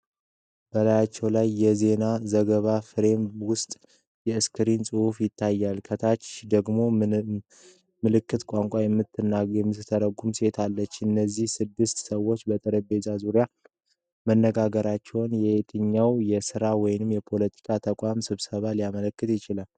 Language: Amharic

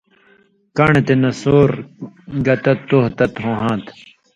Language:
Indus Kohistani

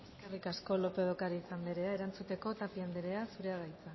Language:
Basque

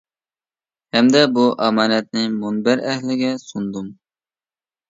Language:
Uyghur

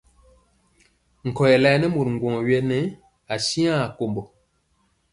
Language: Mpiemo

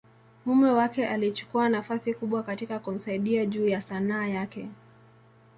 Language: Swahili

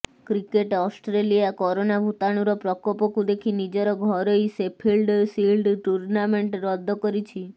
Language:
Odia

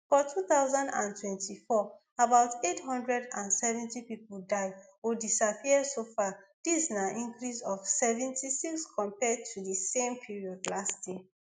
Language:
Nigerian Pidgin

